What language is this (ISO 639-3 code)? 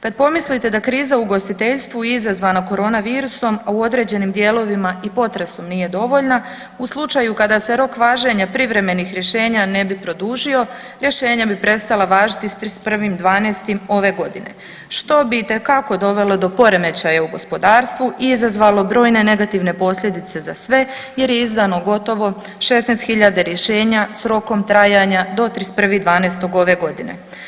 hrv